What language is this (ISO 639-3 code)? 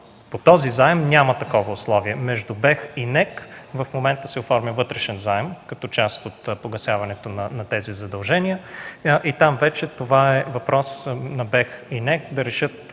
bul